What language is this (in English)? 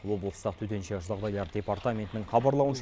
Kazakh